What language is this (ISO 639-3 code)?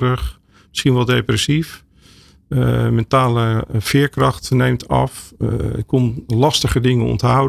nld